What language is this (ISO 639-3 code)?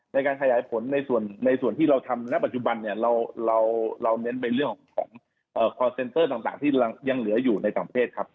tha